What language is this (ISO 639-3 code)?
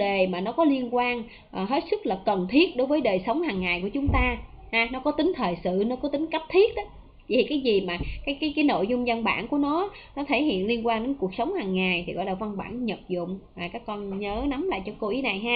vie